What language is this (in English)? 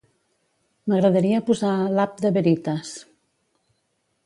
Catalan